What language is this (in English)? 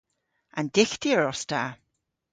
Cornish